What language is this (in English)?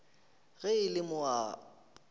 Northern Sotho